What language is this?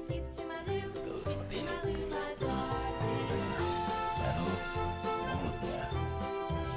Indonesian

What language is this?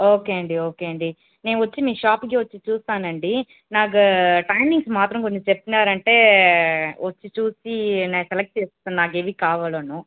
Telugu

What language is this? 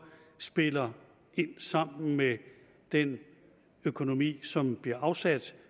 Danish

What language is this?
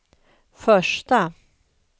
Swedish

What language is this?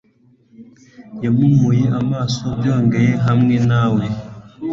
Kinyarwanda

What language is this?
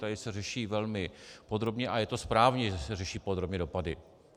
Czech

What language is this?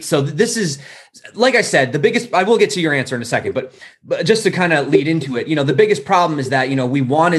English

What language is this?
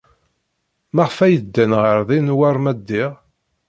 Kabyle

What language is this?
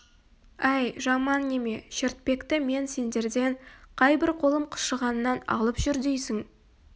Kazakh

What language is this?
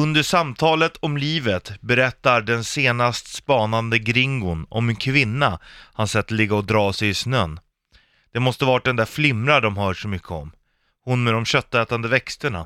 Swedish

